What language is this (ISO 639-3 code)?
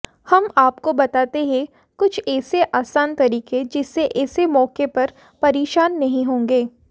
hin